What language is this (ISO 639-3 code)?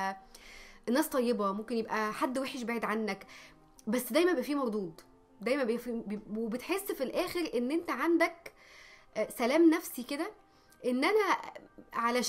ara